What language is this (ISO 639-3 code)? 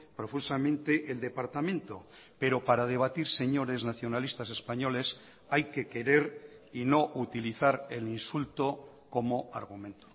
spa